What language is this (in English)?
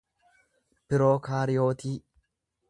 Oromo